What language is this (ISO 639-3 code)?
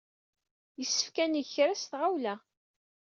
kab